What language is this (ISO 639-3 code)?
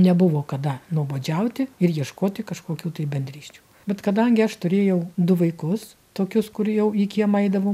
lit